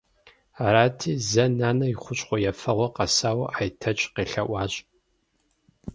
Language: Kabardian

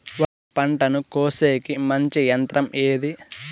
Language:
Telugu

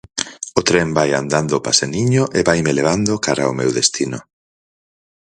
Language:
Galician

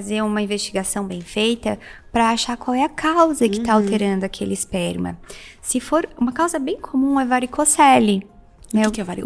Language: Portuguese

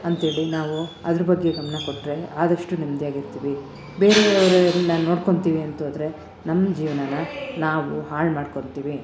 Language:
Kannada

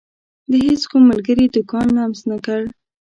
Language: Pashto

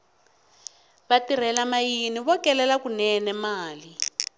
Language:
Tsonga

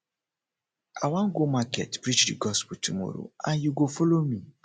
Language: Nigerian Pidgin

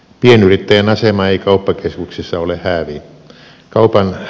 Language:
Finnish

